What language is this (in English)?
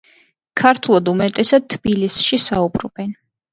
Georgian